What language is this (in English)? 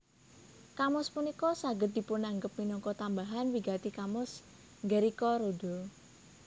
Javanese